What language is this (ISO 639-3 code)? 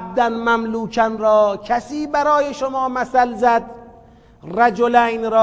fas